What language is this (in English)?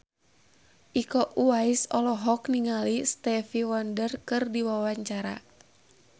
Sundanese